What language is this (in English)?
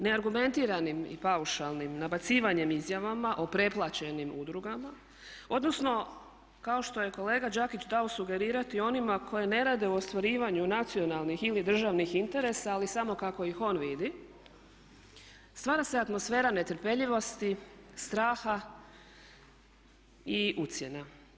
Croatian